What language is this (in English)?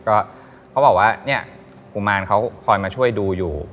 Thai